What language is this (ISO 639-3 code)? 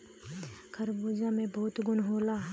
bho